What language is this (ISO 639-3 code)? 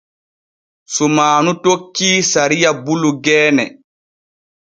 fue